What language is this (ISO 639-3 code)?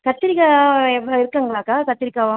tam